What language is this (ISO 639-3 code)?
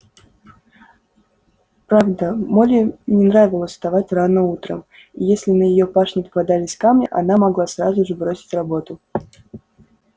rus